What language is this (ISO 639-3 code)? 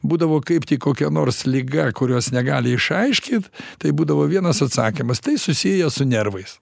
lit